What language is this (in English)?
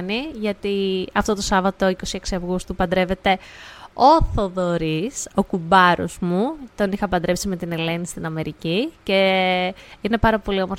Greek